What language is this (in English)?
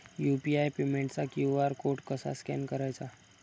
Marathi